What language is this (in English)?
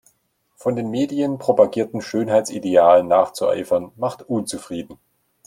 German